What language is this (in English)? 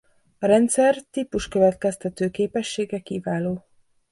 Hungarian